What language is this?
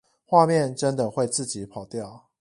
Chinese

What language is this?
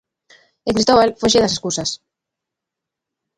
Galician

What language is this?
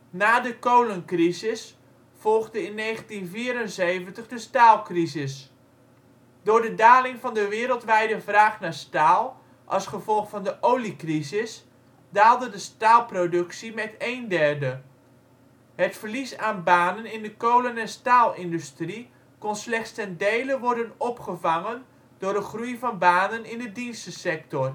Dutch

